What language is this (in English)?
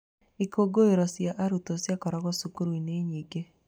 Kikuyu